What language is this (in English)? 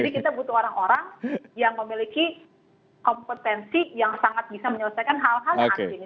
Indonesian